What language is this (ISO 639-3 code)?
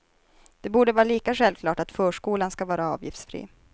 swe